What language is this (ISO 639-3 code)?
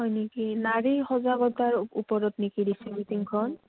asm